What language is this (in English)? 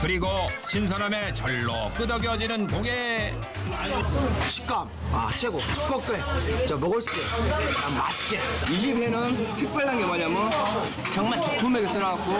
Korean